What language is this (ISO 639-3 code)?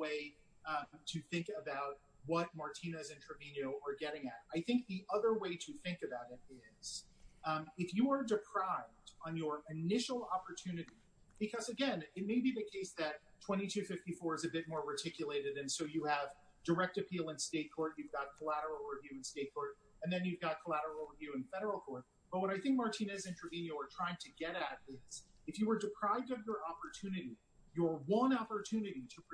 eng